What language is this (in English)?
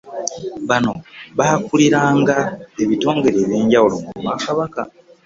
Ganda